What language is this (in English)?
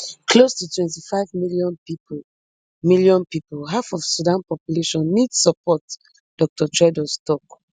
Nigerian Pidgin